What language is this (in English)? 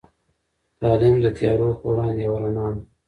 Pashto